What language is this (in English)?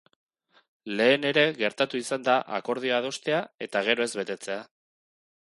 Basque